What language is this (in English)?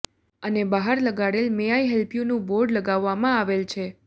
Gujarati